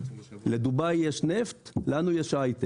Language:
Hebrew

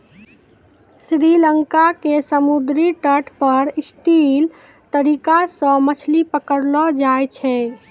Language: Maithili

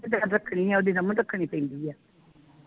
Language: Punjabi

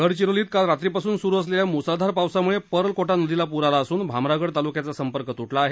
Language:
Marathi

